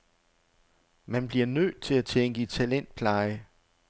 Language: Danish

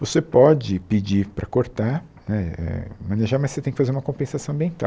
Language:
Portuguese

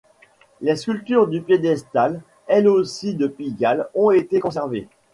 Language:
French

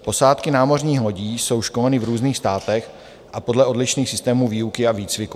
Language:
Czech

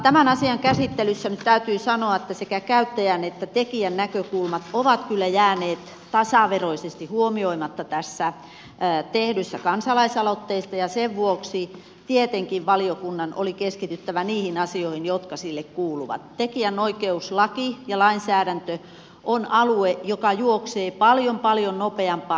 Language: Finnish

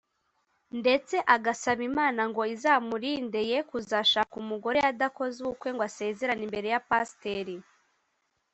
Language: Kinyarwanda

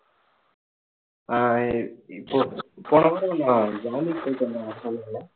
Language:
Tamil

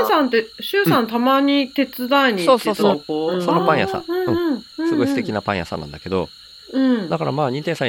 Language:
Japanese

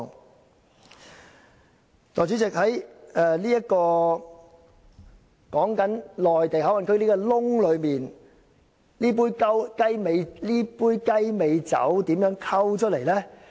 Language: Cantonese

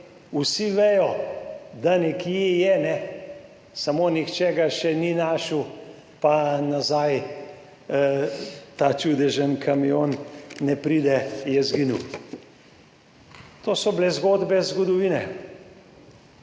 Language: Slovenian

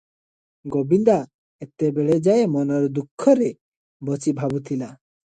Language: Odia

